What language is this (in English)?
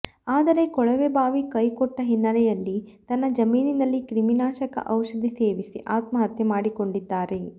Kannada